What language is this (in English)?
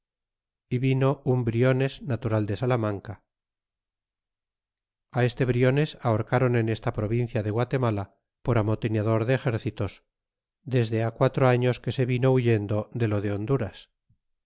Spanish